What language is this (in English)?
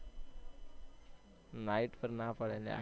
Gujarati